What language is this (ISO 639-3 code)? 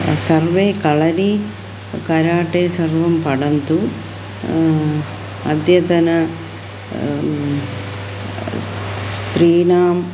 san